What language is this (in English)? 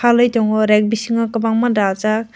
Kok Borok